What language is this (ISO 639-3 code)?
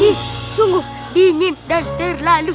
ind